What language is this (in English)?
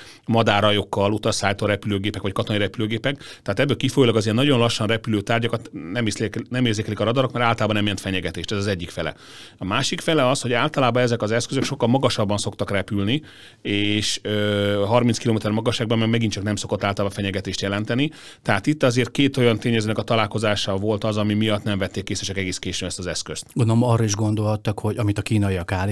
Hungarian